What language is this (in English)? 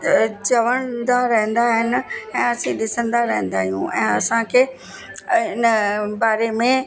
Sindhi